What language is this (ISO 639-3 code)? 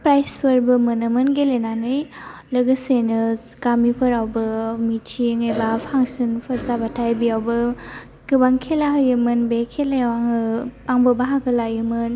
brx